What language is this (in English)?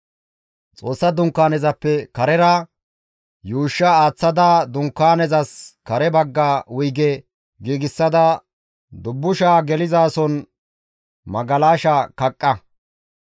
Gamo